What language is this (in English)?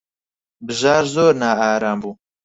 Central Kurdish